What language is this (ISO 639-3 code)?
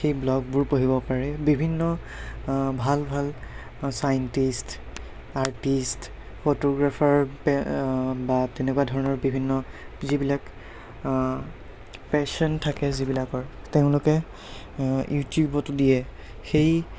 asm